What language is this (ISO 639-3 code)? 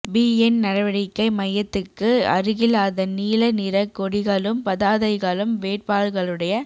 tam